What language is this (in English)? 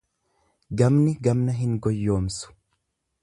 Oromo